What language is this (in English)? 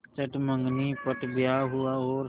Hindi